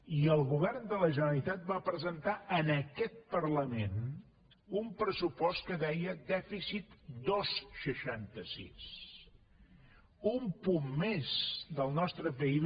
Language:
Catalan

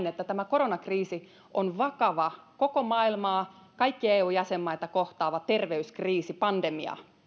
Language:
Finnish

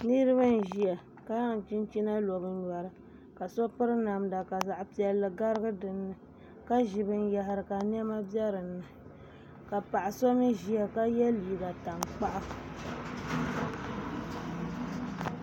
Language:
Dagbani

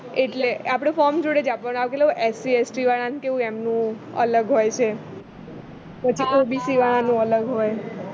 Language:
Gujarati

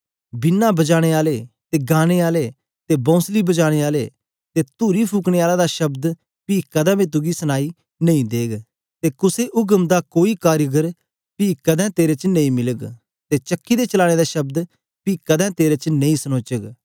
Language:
Dogri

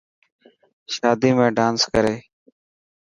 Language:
Dhatki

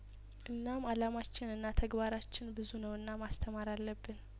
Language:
Amharic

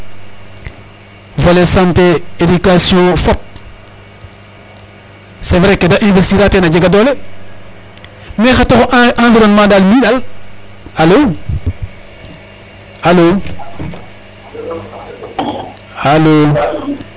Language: Serer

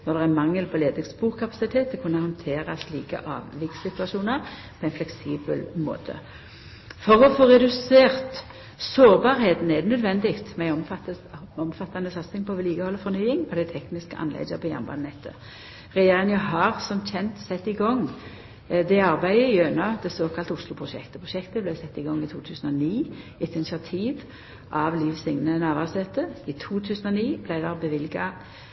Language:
Norwegian Nynorsk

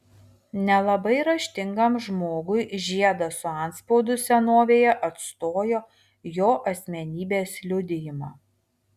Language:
Lithuanian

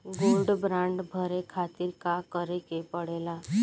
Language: Bhojpuri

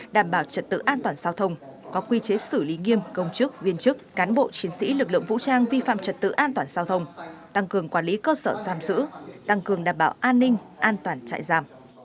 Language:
Vietnamese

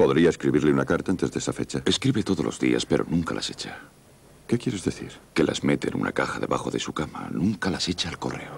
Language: Spanish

